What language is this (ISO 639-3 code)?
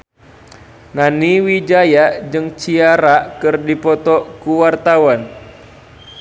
sun